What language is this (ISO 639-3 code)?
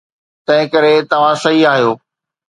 snd